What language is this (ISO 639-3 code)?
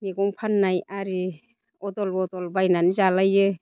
brx